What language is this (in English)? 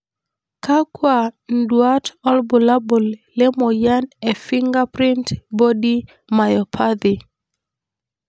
Masai